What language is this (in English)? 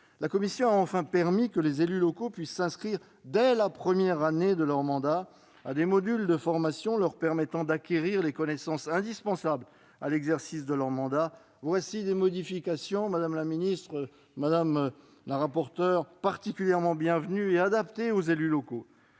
French